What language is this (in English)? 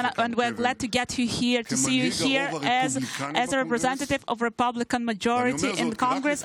Hebrew